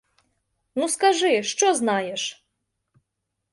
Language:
Ukrainian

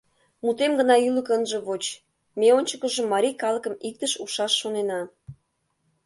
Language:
Mari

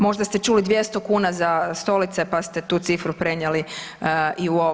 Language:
Croatian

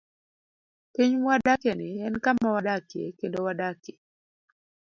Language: Luo (Kenya and Tanzania)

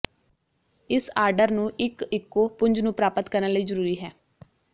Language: Punjabi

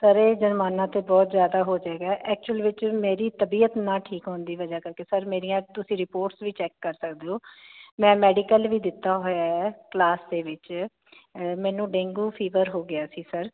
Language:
Punjabi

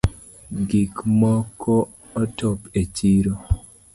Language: Luo (Kenya and Tanzania)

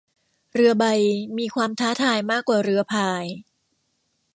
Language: Thai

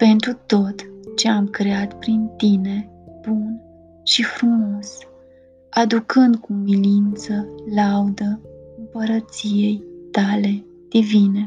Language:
Romanian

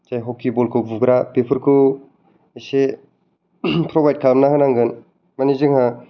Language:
Bodo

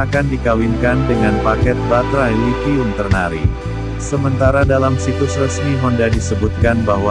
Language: Indonesian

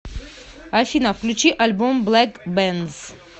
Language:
Russian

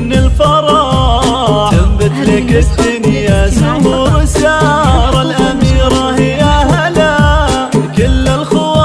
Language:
Arabic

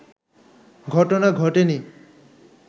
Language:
Bangla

